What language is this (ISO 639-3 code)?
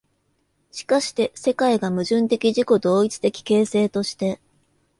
jpn